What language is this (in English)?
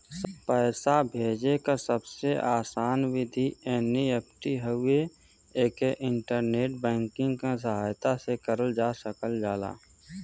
Bhojpuri